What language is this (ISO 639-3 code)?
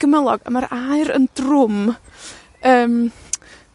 cym